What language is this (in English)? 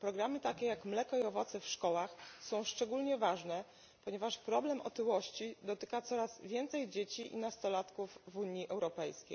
Polish